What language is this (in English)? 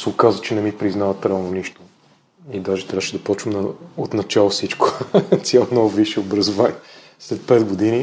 Bulgarian